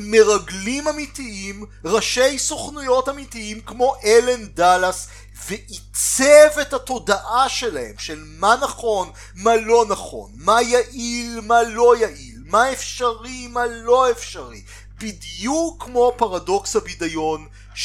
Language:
Hebrew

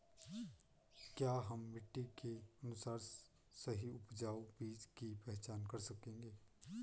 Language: Hindi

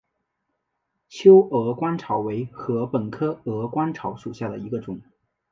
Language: Chinese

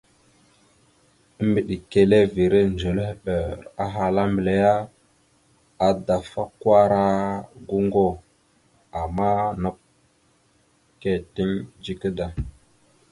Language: Mada (Cameroon)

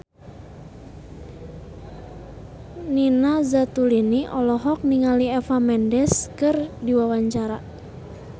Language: Sundanese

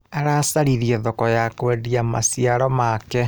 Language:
Kikuyu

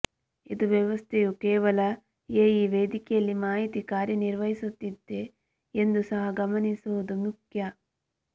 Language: Kannada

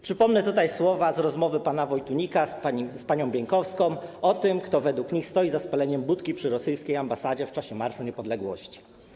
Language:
Polish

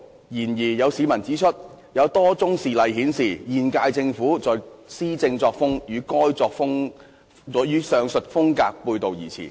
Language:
Cantonese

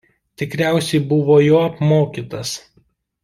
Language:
Lithuanian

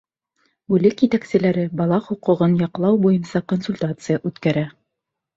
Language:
Bashkir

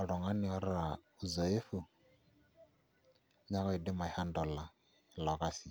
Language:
Masai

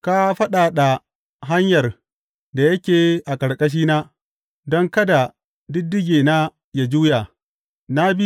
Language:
Hausa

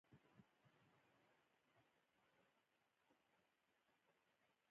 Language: Pashto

